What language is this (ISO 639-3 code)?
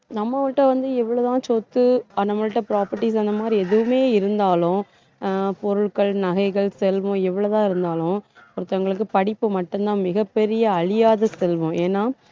tam